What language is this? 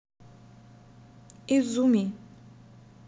Russian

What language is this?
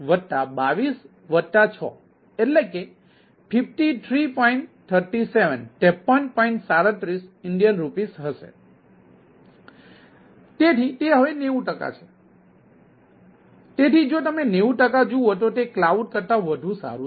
Gujarati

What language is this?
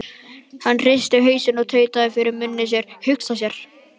Icelandic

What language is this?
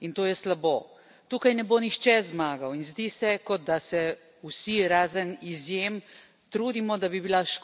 Slovenian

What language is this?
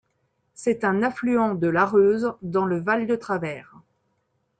French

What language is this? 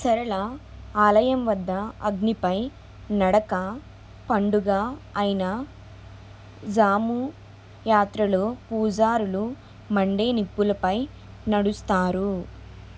Telugu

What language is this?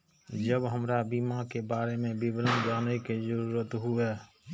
Maithili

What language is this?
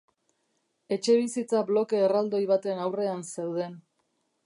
Basque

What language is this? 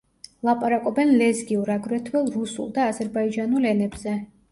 Georgian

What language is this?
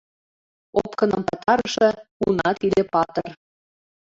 Mari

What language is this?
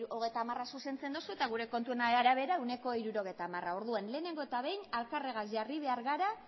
Basque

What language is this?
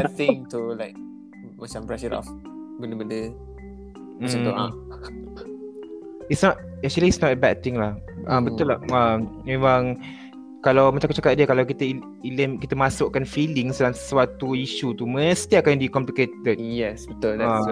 Malay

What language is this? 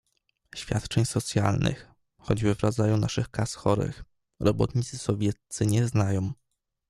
Polish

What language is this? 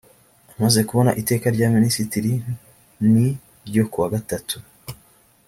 Kinyarwanda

